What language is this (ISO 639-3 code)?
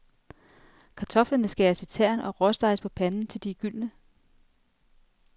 dan